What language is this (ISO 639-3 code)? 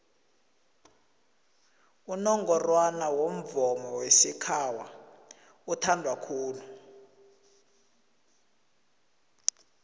nbl